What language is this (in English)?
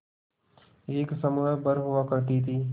Hindi